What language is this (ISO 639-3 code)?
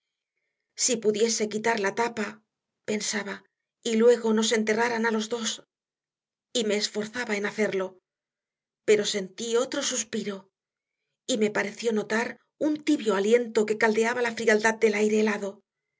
spa